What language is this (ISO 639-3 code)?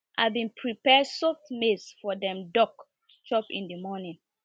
pcm